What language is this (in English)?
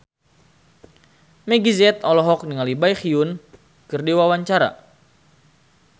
Sundanese